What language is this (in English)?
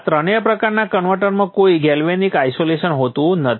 Gujarati